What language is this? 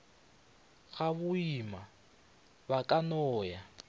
Northern Sotho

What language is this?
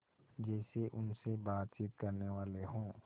Hindi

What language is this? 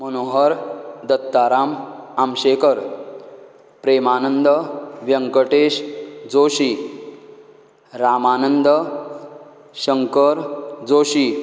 Konkani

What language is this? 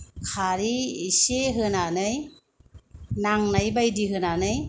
Bodo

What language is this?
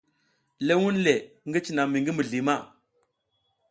South Giziga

